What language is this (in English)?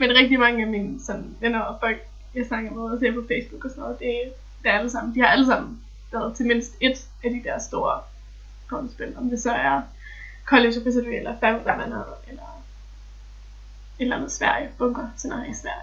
Danish